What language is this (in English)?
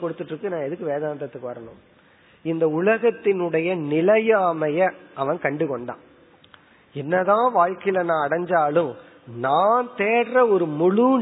Tamil